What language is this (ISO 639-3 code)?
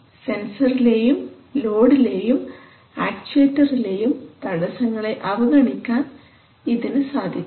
mal